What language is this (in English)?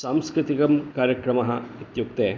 Sanskrit